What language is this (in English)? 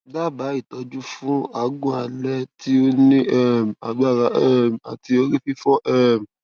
Yoruba